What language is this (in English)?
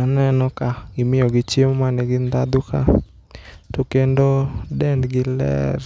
Luo (Kenya and Tanzania)